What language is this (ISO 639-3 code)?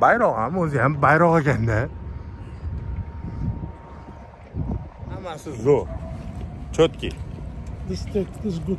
tur